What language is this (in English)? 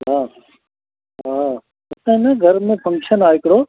Sindhi